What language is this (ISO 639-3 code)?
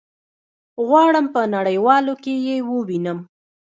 pus